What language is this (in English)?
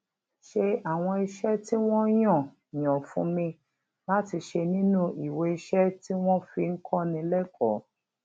Yoruba